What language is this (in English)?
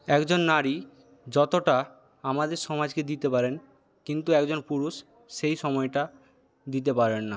Bangla